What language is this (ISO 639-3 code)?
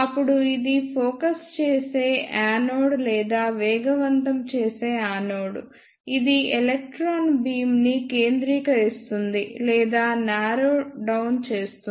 tel